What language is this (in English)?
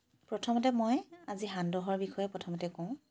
Assamese